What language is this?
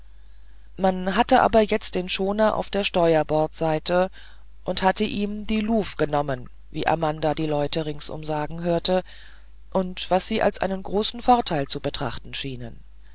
German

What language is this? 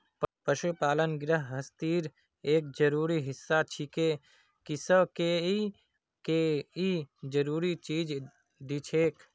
Magahi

